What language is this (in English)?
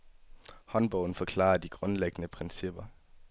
Danish